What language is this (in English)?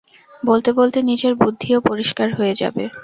Bangla